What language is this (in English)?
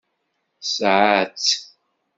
Kabyle